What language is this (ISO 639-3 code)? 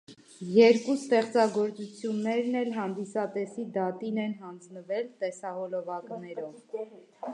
hye